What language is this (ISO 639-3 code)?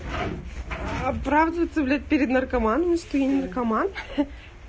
rus